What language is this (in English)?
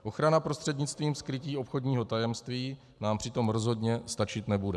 Czech